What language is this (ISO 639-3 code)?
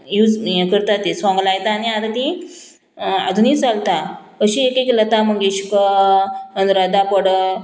kok